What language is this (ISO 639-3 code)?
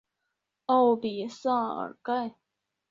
zho